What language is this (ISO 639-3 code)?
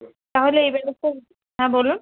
ben